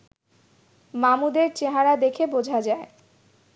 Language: Bangla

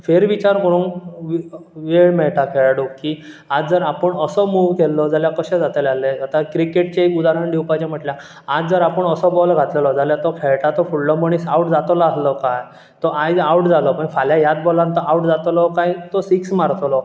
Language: Konkani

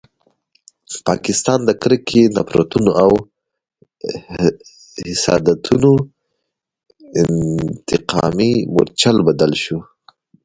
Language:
Pashto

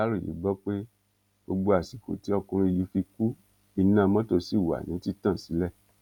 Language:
Yoruba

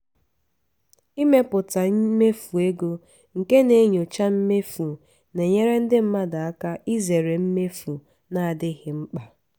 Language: Igbo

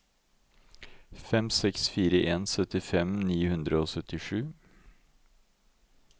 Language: Norwegian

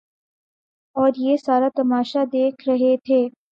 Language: Urdu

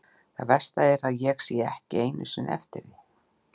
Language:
Icelandic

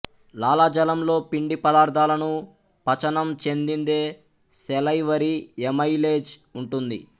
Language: Telugu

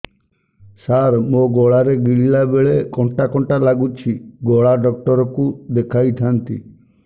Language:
Odia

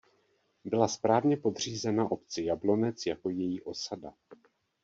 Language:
Czech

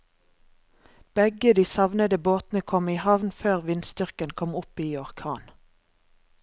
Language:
Norwegian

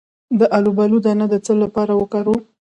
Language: Pashto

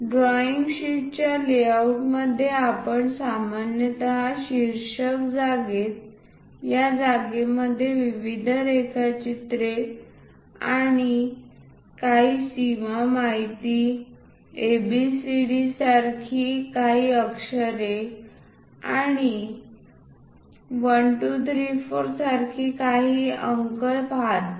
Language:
Marathi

